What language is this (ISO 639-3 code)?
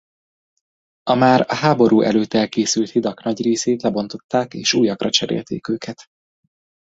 hun